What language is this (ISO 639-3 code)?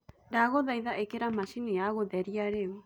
kik